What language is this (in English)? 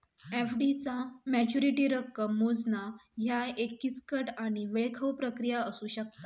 Marathi